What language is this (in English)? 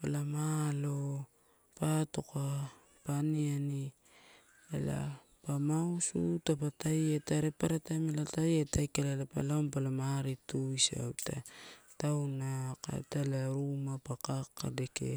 Torau